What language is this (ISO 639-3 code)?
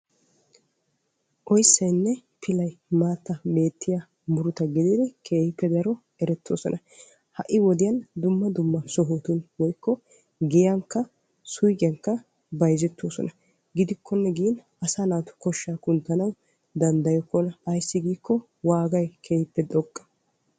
wal